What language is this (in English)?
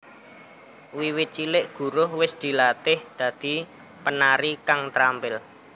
Javanese